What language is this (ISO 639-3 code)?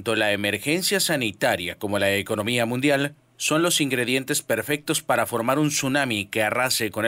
spa